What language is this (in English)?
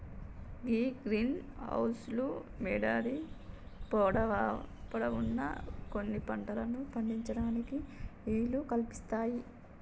Telugu